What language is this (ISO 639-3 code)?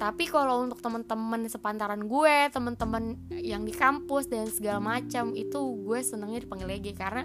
ind